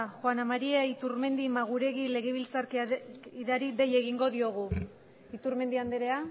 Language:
Basque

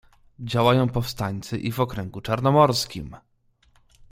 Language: Polish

